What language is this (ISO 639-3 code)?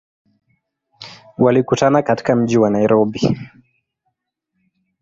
swa